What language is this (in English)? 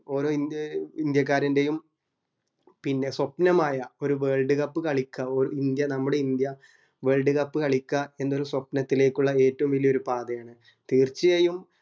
Malayalam